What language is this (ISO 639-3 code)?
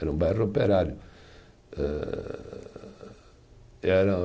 por